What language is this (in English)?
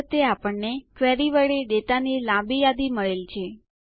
Gujarati